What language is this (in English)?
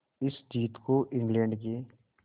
Hindi